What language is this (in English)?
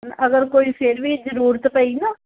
Punjabi